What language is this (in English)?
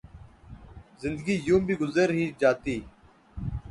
Urdu